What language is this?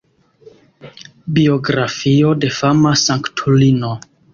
Esperanto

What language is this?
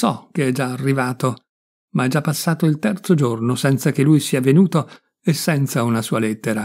Italian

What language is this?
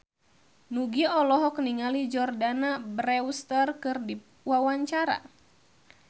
Sundanese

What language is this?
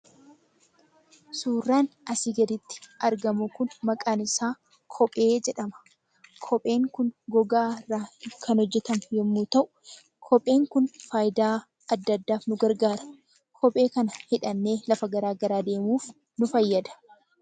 Oromo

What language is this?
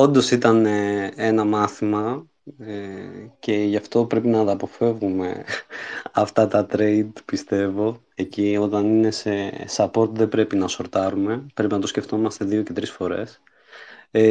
Greek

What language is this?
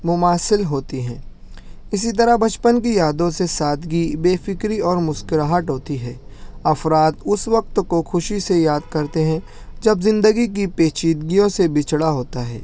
Urdu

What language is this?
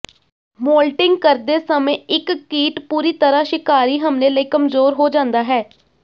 Punjabi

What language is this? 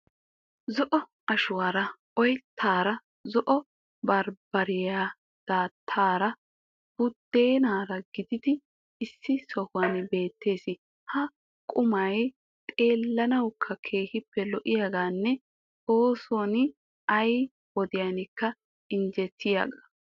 Wolaytta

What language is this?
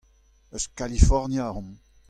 Breton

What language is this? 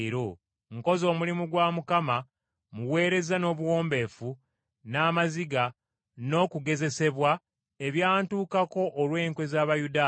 Ganda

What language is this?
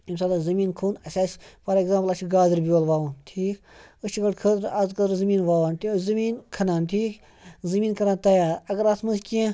Kashmiri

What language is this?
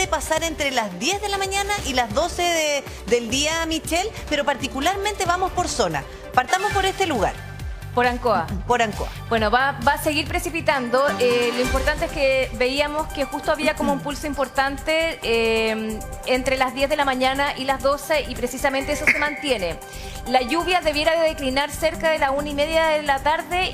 Spanish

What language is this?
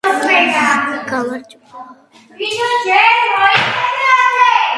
Georgian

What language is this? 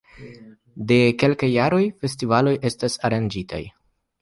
Esperanto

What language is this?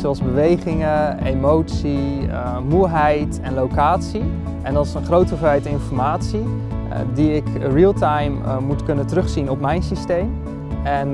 Dutch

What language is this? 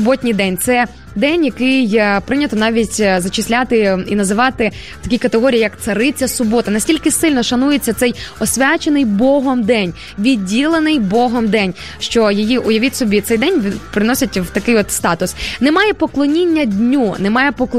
Ukrainian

